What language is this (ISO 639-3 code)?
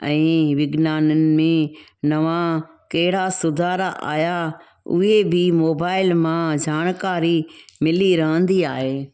snd